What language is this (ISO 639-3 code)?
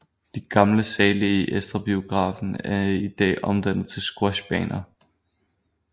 dan